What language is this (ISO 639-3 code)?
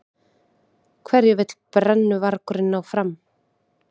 isl